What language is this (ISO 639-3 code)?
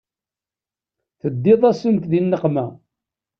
kab